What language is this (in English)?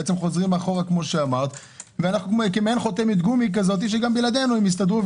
Hebrew